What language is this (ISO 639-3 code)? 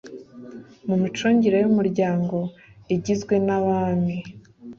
kin